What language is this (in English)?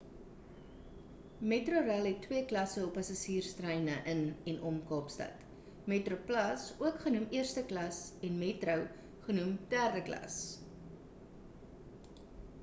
Afrikaans